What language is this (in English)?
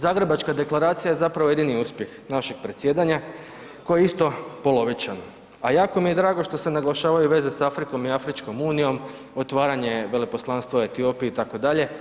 Croatian